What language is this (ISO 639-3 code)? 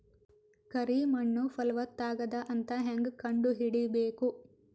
kan